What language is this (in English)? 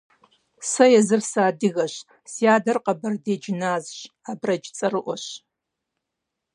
Kabardian